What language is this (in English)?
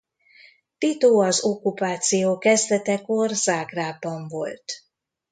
Hungarian